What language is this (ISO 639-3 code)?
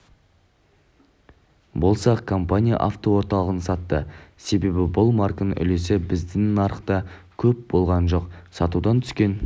kaz